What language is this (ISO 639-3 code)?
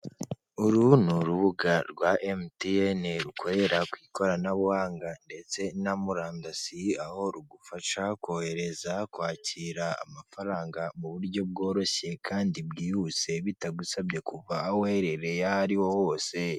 kin